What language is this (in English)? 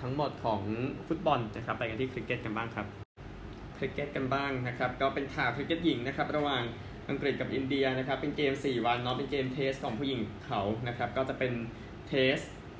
Thai